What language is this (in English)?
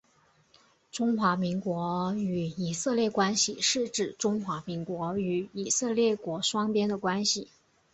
Chinese